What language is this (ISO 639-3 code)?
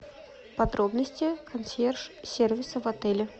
rus